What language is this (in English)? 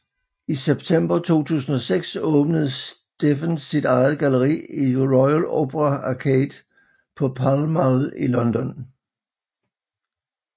Danish